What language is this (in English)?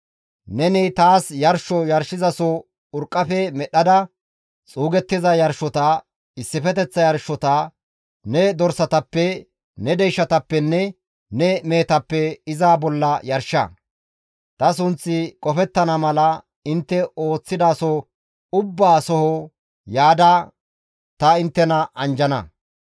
Gamo